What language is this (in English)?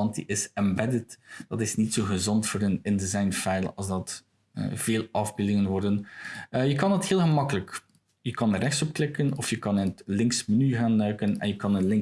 Dutch